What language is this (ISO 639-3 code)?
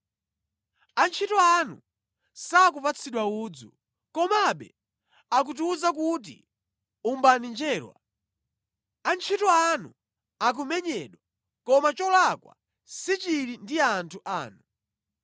nya